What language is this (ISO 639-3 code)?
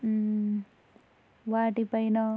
tel